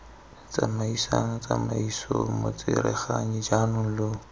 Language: Tswana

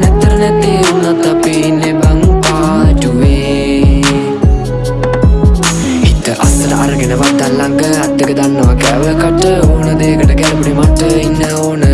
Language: Indonesian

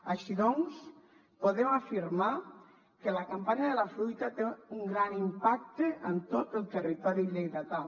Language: Catalan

